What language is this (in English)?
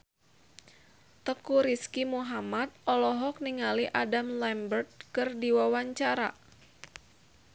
Sundanese